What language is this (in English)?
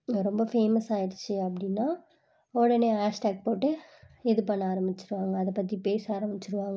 Tamil